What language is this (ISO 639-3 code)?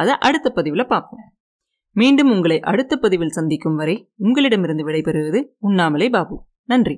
tam